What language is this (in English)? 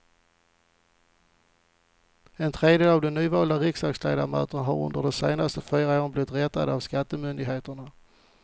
Swedish